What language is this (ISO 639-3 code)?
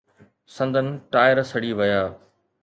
snd